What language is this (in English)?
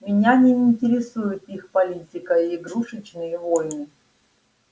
Russian